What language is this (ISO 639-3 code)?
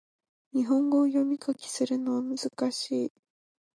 jpn